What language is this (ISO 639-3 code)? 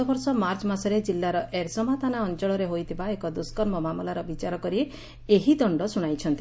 ori